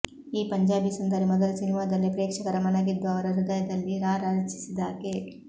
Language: Kannada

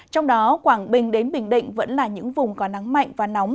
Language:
Vietnamese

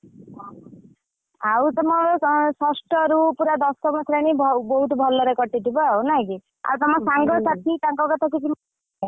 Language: Odia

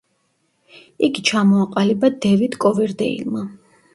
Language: Georgian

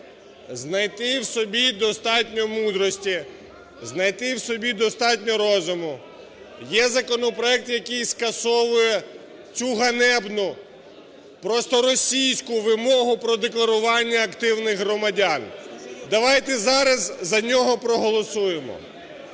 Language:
Ukrainian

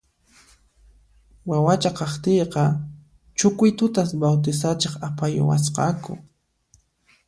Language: Puno Quechua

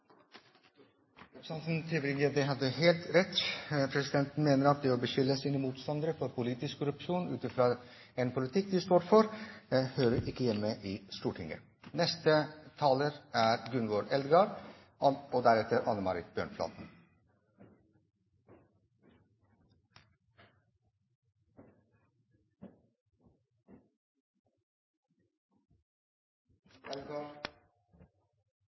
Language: Norwegian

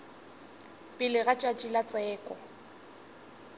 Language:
Northern Sotho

